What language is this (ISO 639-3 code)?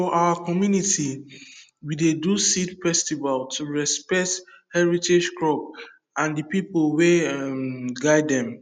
pcm